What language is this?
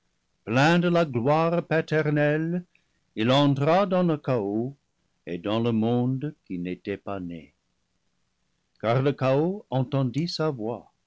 French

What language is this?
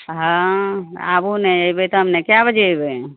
Maithili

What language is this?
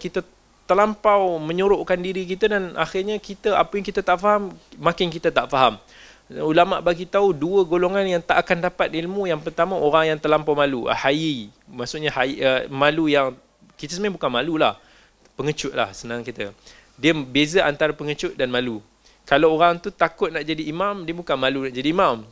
Malay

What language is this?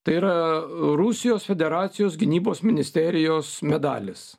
Lithuanian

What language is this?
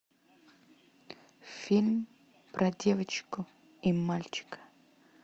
Russian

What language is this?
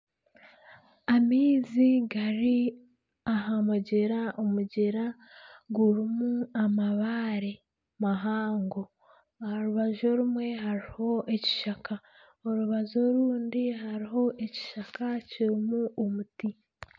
Nyankole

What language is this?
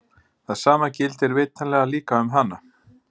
Icelandic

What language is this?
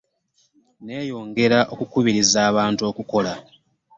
Ganda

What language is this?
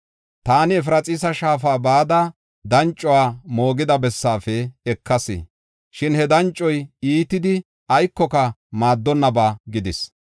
Gofa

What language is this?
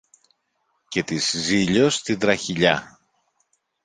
Greek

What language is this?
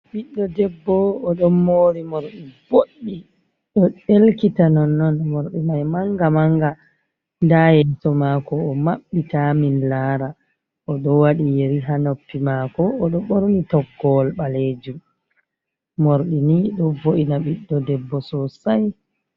Fula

